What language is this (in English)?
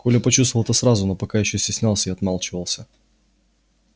Russian